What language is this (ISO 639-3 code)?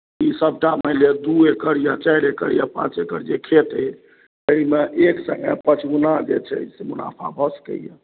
mai